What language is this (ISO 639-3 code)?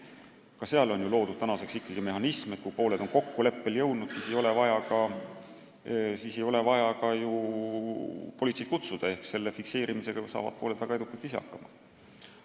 est